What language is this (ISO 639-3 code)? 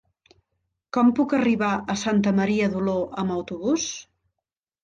cat